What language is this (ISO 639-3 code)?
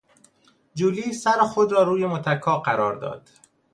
fas